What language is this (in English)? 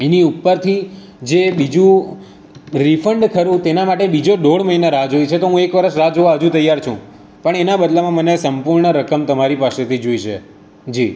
Gujarati